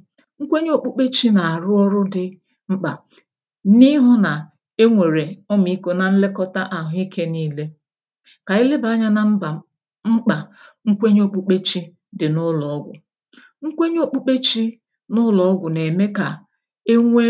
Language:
Igbo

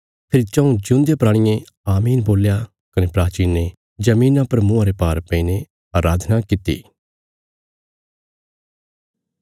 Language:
Bilaspuri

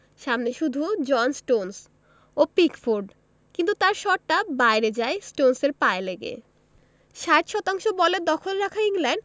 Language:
Bangla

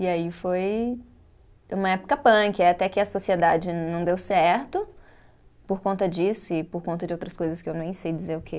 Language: Portuguese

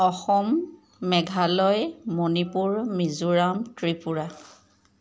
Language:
Assamese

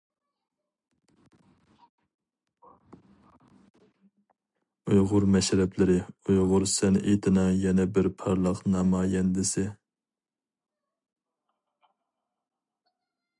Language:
Uyghur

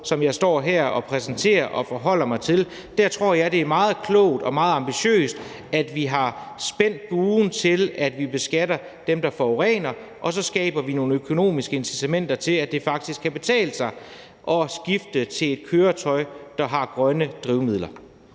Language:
Danish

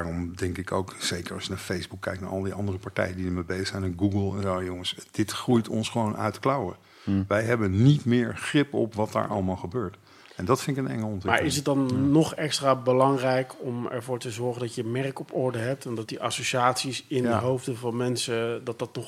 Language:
Dutch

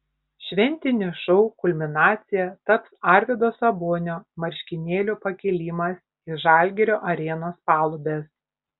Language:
Lithuanian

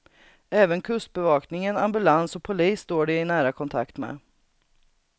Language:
Swedish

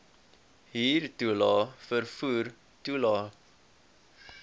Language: Afrikaans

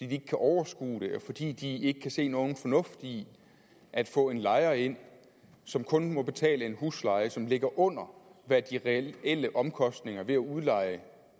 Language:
Danish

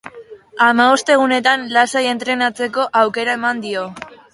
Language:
Basque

